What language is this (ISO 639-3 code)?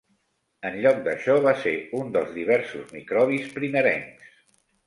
cat